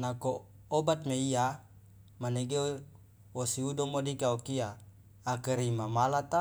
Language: Loloda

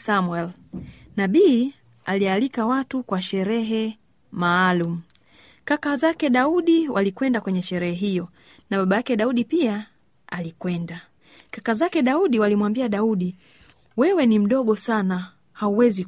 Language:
Swahili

